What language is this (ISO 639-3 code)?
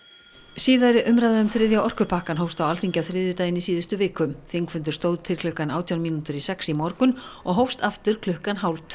isl